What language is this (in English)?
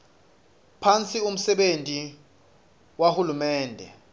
Swati